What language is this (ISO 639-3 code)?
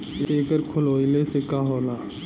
bho